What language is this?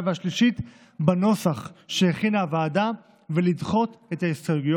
Hebrew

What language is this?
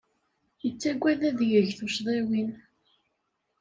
Kabyle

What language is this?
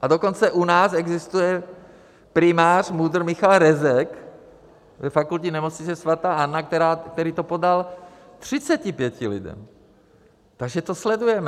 Czech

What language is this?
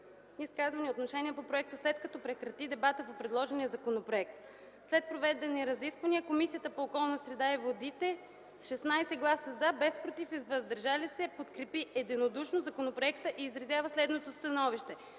Bulgarian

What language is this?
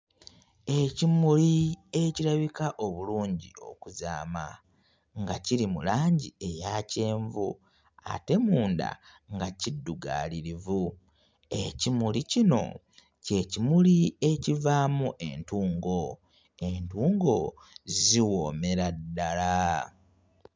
Ganda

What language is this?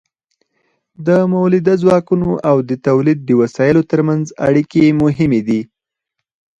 Pashto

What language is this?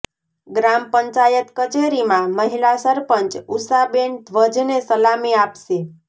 Gujarati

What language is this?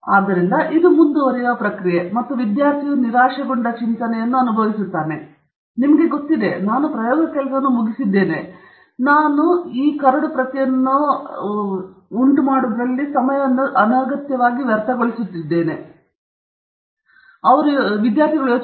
Kannada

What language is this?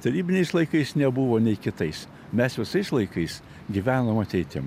Lithuanian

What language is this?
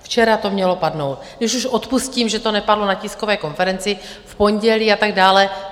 Czech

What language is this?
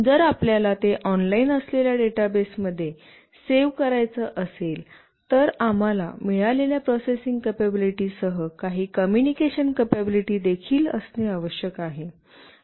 Marathi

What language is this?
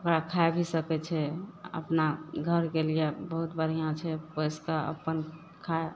Maithili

